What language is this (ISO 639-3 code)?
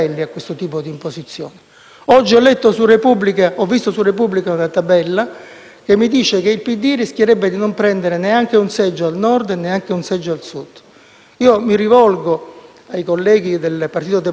ita